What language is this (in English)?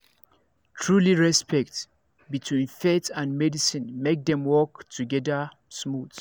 Nigerian Pidgin